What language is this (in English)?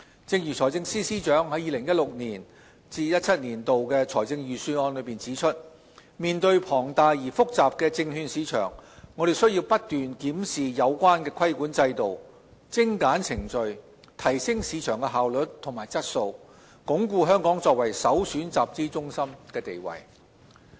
Cantonese